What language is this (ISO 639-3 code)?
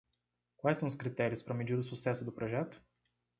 por